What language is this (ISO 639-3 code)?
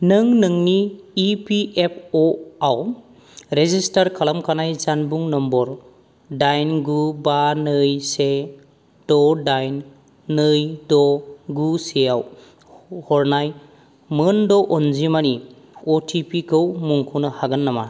brx